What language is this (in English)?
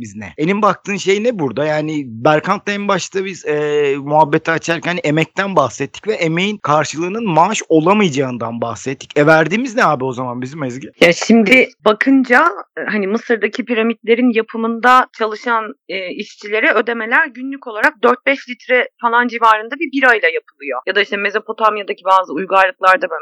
Turkish